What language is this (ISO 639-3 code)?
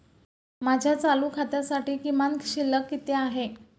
mar